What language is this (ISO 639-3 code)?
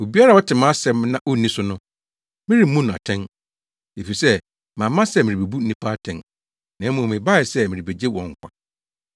aka